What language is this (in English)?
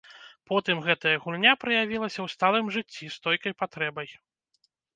Belarusian